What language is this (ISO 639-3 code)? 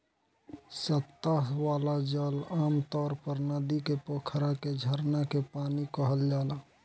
bho